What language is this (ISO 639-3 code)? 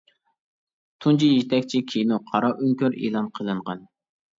uig